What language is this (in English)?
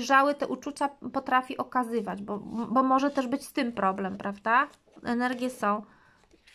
Polish